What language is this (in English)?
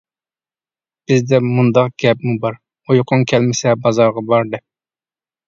Uyghur